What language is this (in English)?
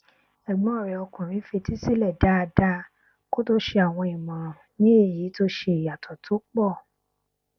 Yoruba